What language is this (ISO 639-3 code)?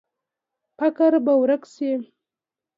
pus